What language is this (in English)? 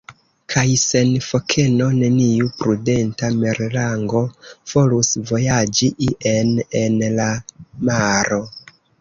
Esperanto